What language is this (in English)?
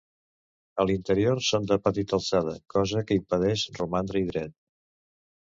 Catalan